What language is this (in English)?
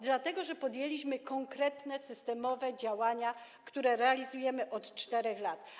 Polish